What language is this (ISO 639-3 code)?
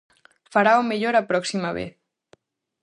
glg